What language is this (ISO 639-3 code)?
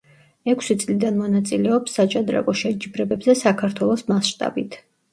kat